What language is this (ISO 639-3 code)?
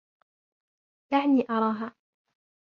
ara